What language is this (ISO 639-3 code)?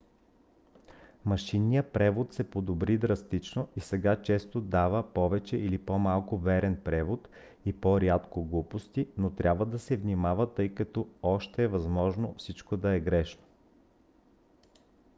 bul